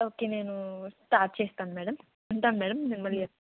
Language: Telugu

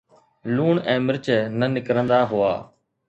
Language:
Sindhi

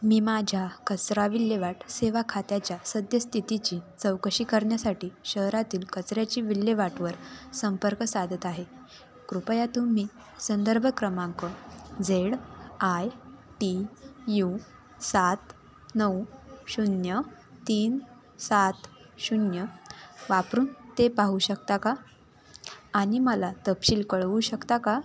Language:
Marathi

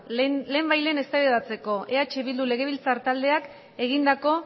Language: Basque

